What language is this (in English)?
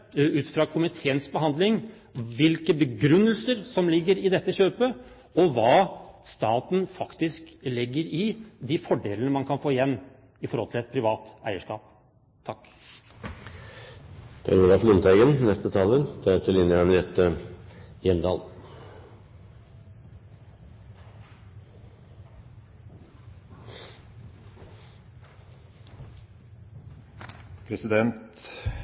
Norwegian Bokmål